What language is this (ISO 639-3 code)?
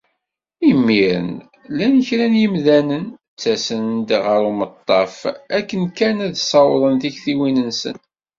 kab